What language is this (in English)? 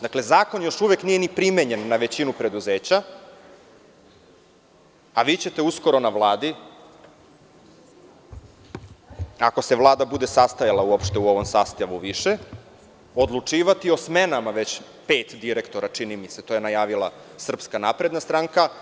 Serbian